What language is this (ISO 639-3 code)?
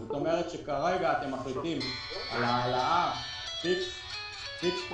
heb